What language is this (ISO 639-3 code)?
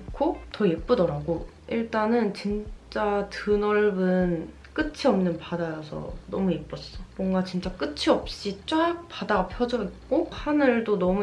kor